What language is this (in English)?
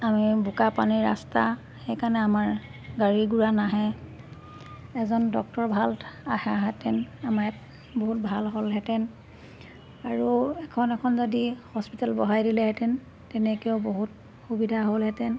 Assamese